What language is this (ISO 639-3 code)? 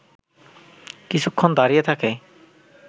ben